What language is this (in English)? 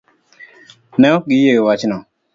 Luo (Kenya and Tanzania)